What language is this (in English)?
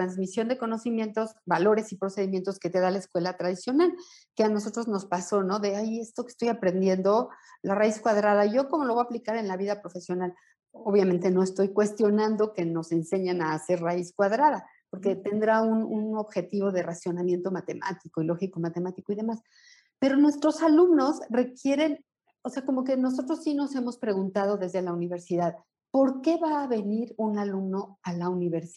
Spanish